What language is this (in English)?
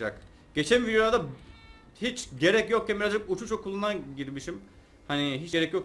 Turkish